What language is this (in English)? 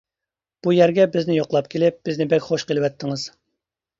Uyghur